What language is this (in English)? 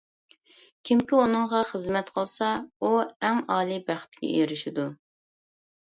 Uyghur